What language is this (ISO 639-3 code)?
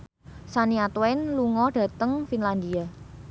jav